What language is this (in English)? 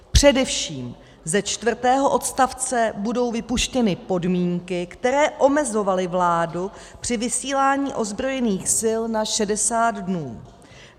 Czech